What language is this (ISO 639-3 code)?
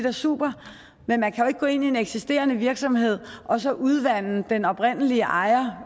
dan